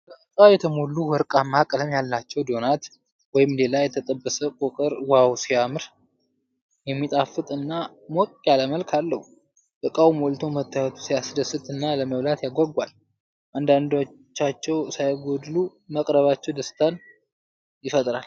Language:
Amharic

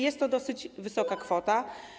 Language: Polish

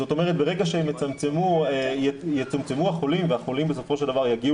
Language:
Hebrew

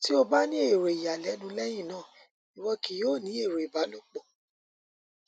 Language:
Yoruba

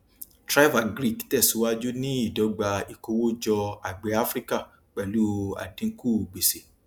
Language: Yoruba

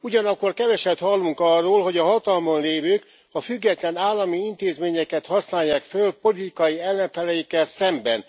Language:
Hungarian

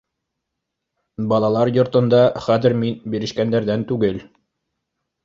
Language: Bashkir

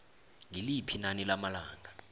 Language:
South Ndebele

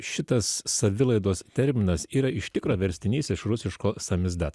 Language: Lithuanian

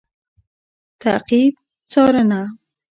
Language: Pashto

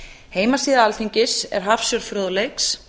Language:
Icelandic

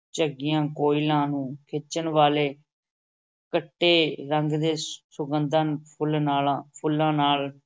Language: Punjabi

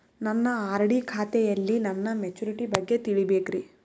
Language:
Kannada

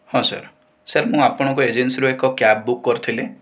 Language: Odia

